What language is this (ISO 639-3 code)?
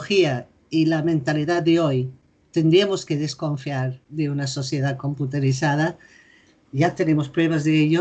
spa